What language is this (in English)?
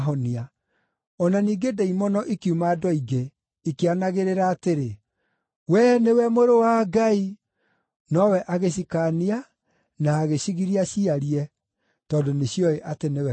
Kikuyu